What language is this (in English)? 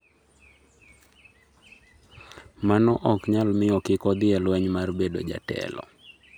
Luo (Kenya and Tanzania)